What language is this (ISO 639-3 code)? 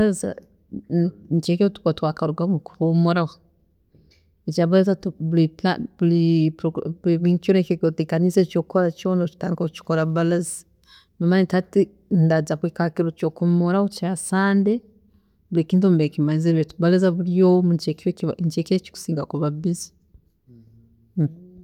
ttj